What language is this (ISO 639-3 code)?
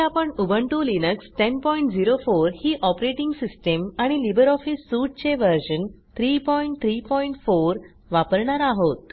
mar